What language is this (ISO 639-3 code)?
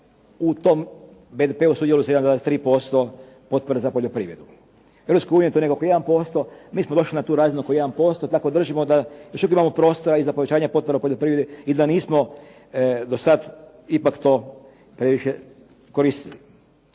hrv